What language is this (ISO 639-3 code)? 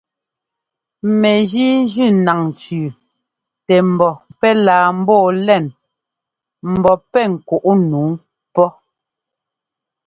jgo